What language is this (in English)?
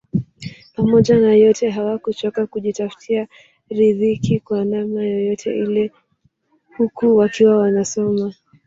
Swahili